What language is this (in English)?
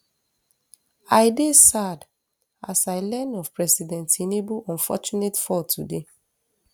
Nigerian Pidgin